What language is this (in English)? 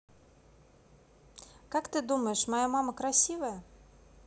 Russian